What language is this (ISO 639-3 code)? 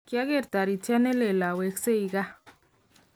kln